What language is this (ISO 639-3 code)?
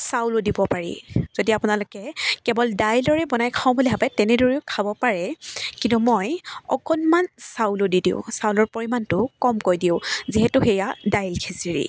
asm